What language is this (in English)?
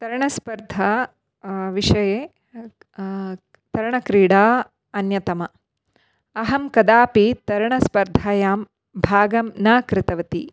Sanskrit